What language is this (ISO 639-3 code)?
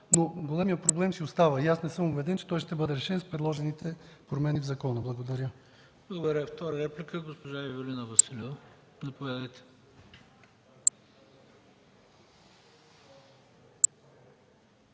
bul